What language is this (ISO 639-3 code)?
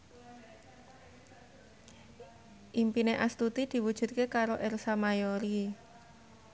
jav